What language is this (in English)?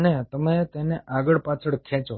Gujarati